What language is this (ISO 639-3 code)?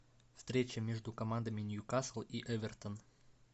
rus